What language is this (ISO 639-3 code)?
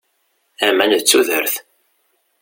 kab